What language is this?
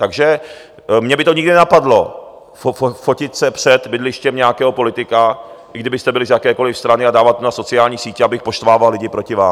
Czech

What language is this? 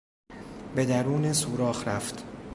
Persian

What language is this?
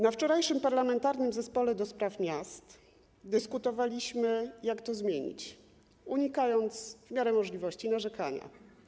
Polish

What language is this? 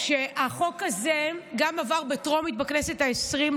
Hebrew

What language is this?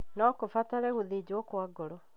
Kikuyu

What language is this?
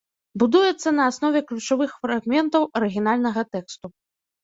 Belarusian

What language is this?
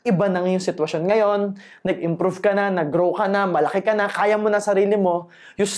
Filipino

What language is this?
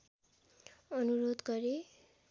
Nepali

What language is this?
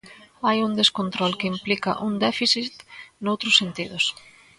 Galician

